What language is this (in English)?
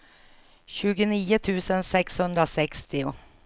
Swedish